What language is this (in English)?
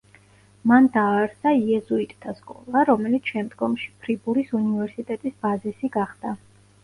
Georgian